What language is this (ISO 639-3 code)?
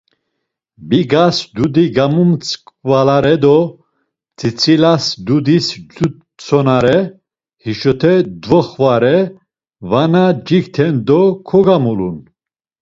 lzz